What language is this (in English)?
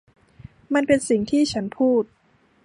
Thai